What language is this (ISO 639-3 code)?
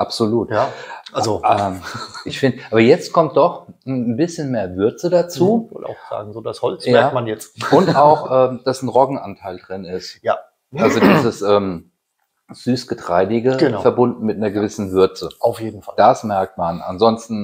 deu